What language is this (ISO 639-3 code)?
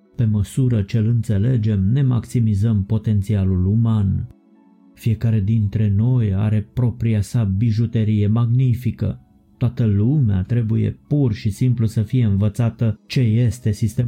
ron